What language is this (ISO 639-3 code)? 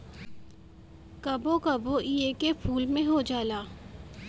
bho